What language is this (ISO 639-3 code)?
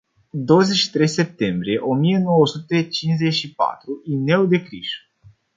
ron